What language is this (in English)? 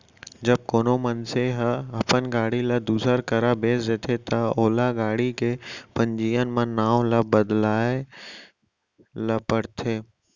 Chhattisgarhi